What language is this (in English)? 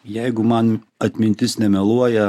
Lithuanian